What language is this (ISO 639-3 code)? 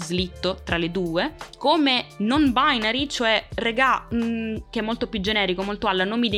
ita